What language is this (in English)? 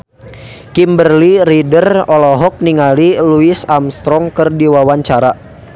Sundanese